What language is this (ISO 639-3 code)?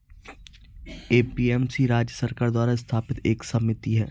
hin